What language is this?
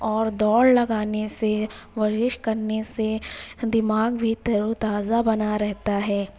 Urdu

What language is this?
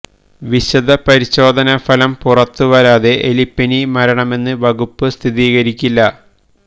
Malayalam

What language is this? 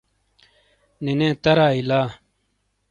Shina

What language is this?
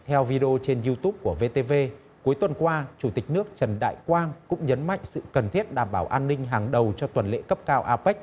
Vietnamese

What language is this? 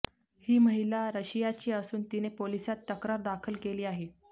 Marathi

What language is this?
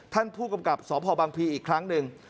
Thai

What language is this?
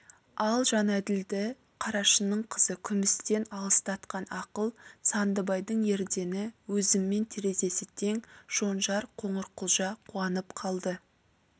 Kazakh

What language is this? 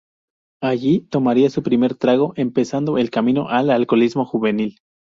Spanish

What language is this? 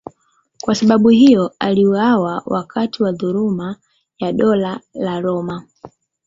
Swahili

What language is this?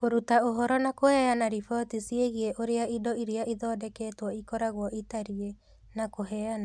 Kikuyu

